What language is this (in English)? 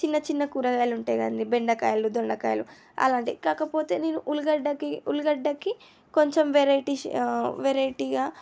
Telugu